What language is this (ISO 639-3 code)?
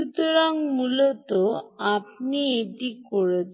ben